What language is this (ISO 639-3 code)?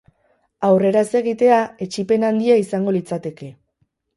eus